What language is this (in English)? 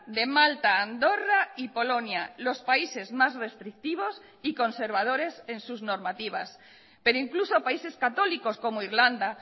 Spanish